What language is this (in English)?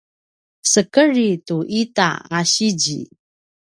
Paiwan